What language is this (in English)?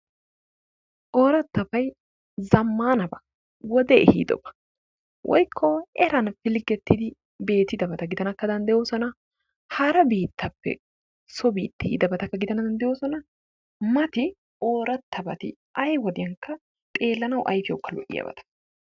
Wolaytta